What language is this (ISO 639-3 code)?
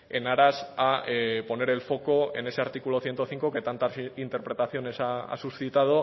spa